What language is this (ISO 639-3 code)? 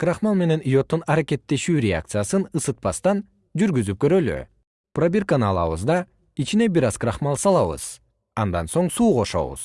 kir